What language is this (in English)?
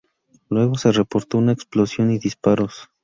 Spanish